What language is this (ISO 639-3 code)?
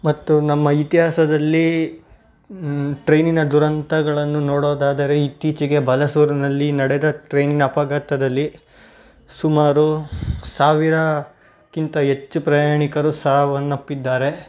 kan